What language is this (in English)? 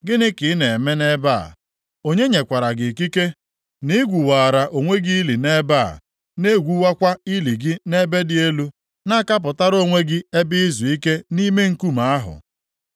Igbo